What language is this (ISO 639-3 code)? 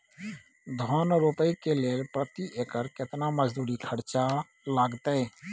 mai